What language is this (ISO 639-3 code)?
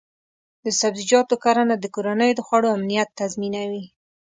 pus